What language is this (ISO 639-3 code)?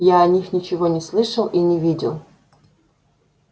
rus